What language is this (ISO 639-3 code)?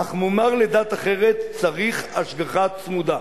heb